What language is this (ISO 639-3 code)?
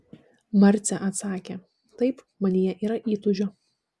lit